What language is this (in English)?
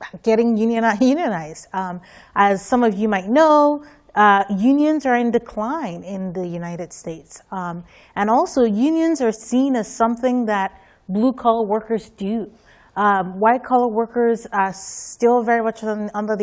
English